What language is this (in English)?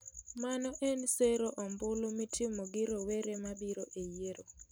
Luo (Kenya and Tanzania)